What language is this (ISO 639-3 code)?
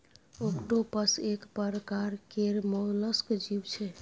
mai